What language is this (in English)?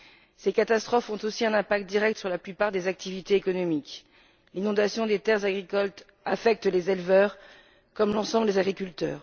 French